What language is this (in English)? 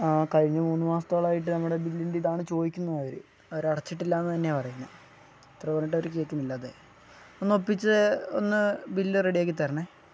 Malayalam